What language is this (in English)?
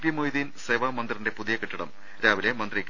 Malayalam